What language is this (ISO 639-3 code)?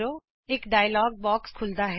pan